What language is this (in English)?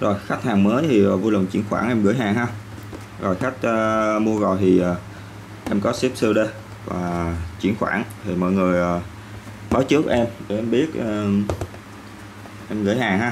Vietnamese